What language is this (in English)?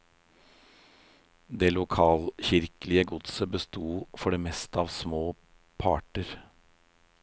Norwegian